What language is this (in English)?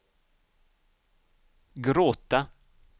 Swedish